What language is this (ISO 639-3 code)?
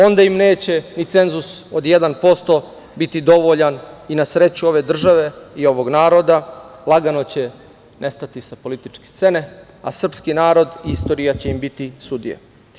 srp